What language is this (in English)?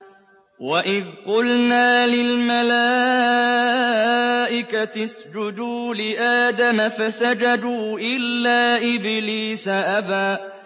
Arabic